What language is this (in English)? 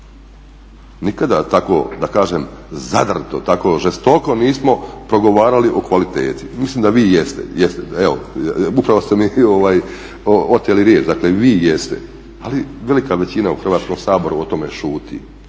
Croatian